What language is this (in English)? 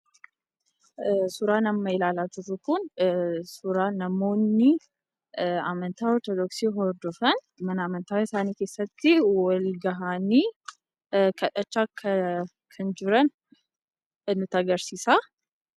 Oromo